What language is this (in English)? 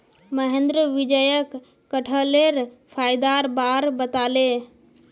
Magahi